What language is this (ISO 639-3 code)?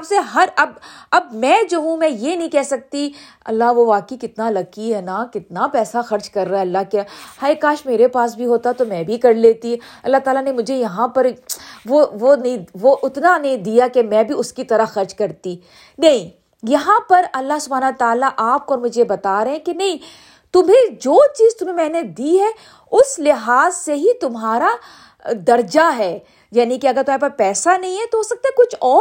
urd